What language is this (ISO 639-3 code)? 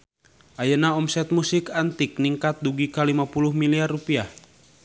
sun